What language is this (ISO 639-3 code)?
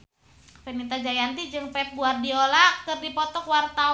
sun